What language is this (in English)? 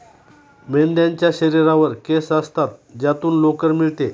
Marathi